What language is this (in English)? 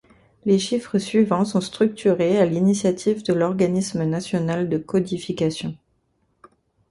French